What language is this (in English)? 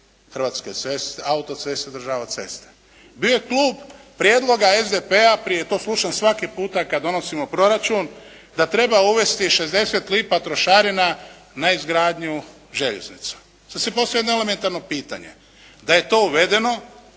Croatian